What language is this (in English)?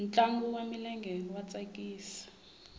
Tsonga